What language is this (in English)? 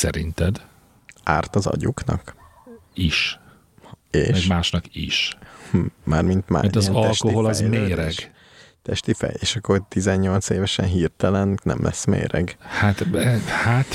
Hungarian